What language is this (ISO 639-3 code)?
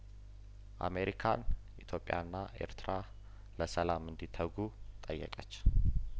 amh